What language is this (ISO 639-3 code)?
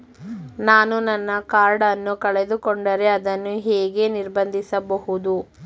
kan